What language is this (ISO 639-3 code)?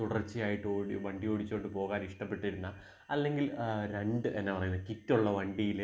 mal